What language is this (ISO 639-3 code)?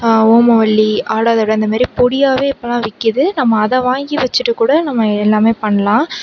tam